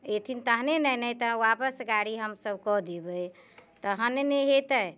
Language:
Maithili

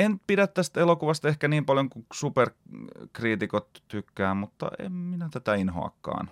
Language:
Finnish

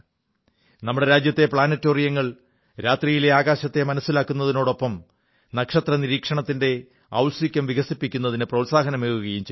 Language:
Malayalam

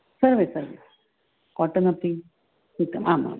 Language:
Sanskrit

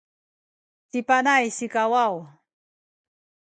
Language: Sakizaya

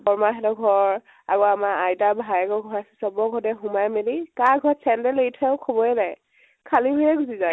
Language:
Assamese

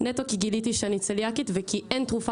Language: Hebrew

